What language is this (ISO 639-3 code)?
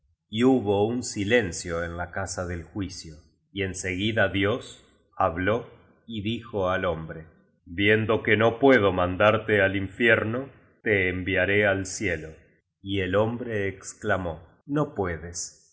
spa